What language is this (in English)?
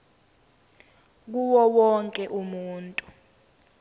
Zulu